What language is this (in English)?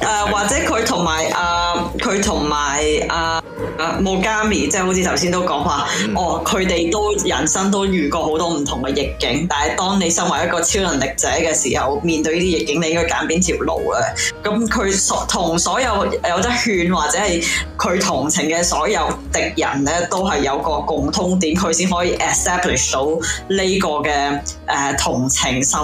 Chinese